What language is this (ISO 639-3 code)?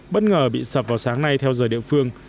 vie